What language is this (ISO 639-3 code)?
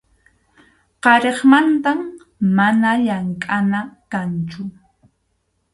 qxu